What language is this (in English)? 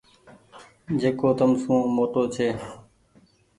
Goaria